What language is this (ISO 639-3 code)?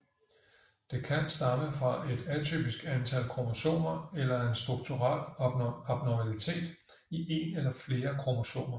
dan